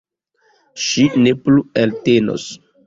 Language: Esperanto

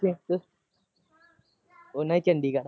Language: Punjabi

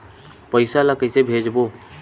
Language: Chhattisgarhi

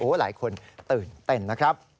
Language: Thai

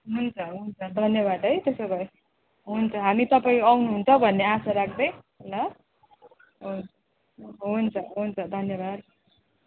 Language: Nepali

